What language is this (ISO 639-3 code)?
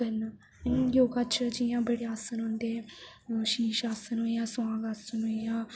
doi